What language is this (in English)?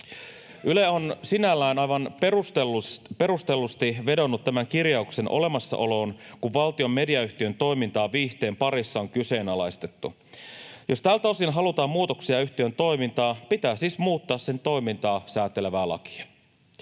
Finnish